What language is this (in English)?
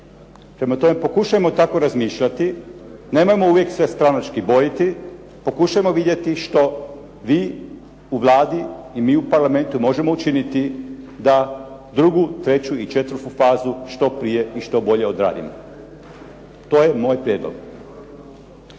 Croatian